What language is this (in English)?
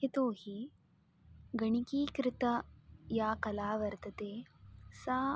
Sanskrit